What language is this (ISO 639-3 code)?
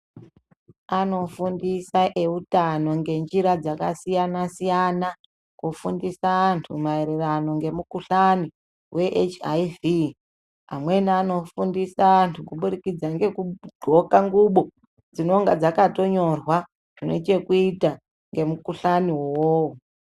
ndc